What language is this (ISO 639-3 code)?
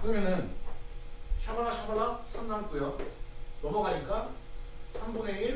kor